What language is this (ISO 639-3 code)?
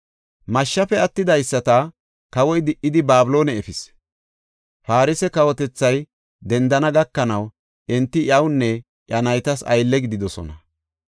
gof